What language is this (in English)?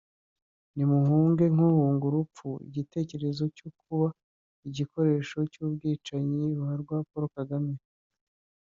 Kinyarwanda